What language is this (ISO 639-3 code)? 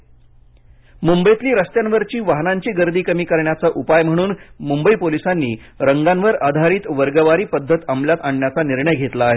mar